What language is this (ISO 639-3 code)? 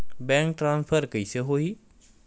hne